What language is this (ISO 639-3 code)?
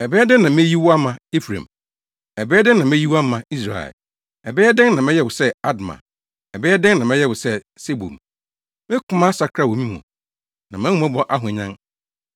aka